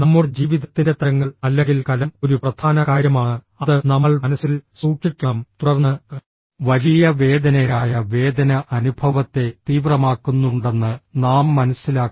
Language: Malayalam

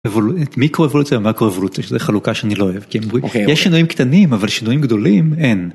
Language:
Hebrew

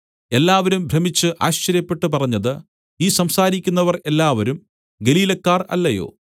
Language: Malayalam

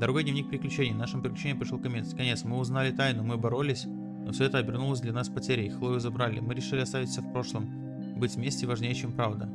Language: Russian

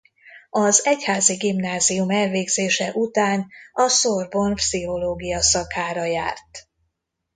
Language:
Hungarian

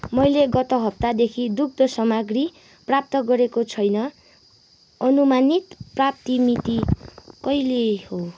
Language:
Nepali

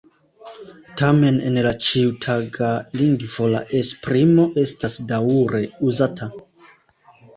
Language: Esperanto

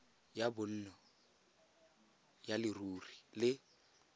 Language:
Tswana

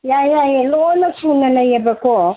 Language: Manipuri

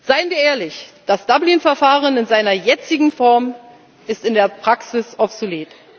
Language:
German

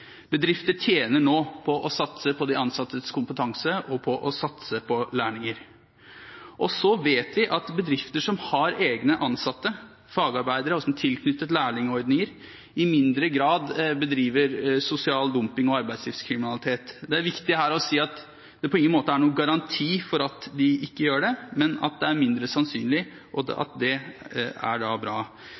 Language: Norwegian Bokmål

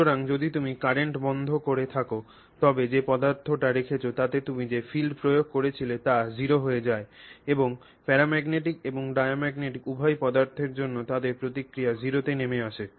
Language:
Bangla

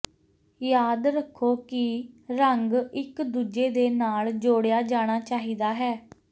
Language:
Punjabi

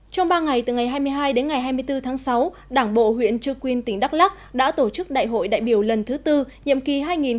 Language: Vietnamese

